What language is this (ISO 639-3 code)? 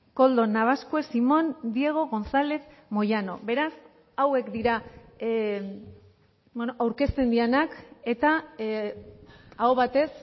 eus